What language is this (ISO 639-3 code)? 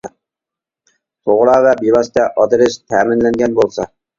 uig